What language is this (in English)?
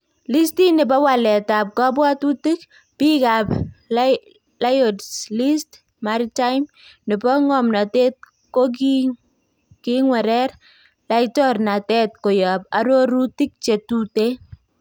Kalenjin